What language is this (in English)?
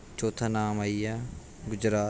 Dogri